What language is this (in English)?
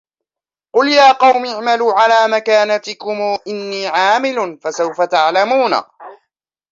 Arabic